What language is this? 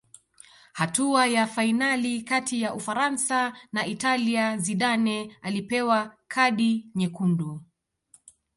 Swahili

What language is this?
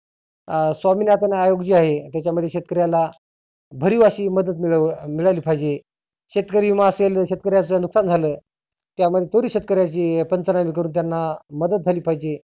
Marathi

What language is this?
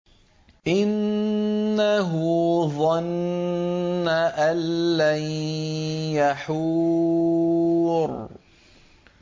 Arabic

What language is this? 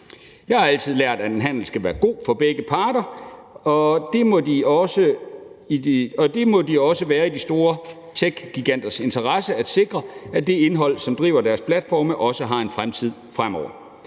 Danish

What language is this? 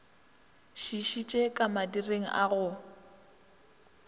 Northern Sotho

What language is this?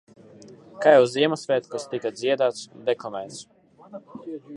Latvian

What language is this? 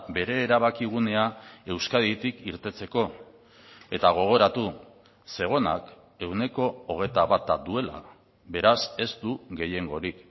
Basque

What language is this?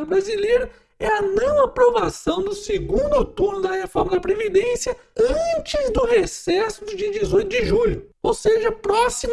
Portuguese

